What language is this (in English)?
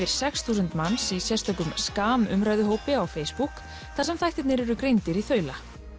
Icelandic